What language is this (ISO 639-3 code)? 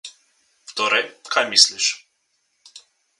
slv